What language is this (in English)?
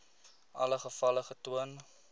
Afrikaans